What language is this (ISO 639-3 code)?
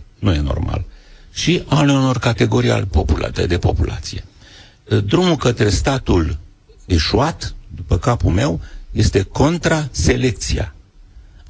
ron